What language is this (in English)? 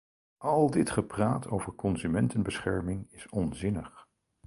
Dutch